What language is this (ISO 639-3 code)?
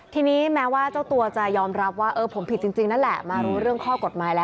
tha